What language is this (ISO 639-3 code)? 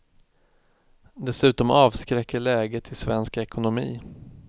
swe